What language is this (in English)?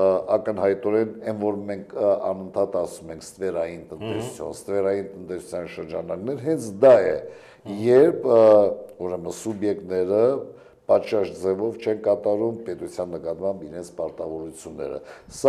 Turkish